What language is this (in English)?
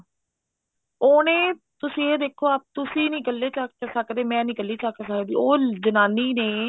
Punjabi